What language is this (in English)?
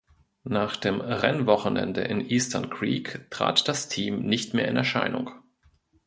German